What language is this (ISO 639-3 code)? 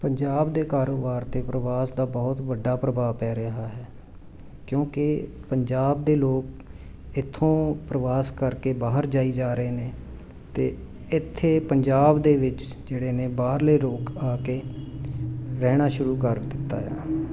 pan